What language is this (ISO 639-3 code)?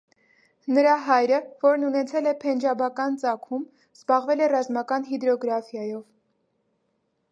hye